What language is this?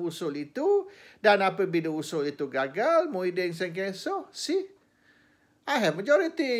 Malay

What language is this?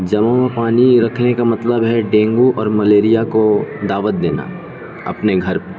Urdu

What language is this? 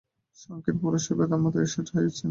Bangla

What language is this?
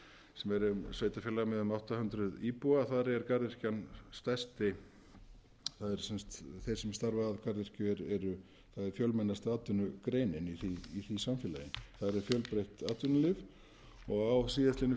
Icelandic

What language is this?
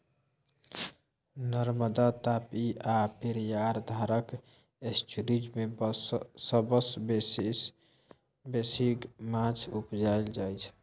Maithili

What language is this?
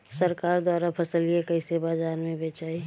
Bhojpuri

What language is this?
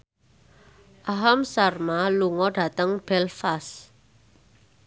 Javanese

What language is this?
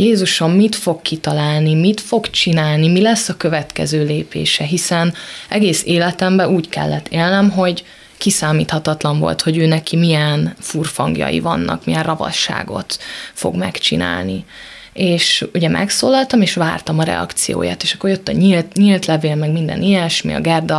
Hungarian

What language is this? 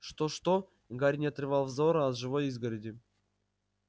Russian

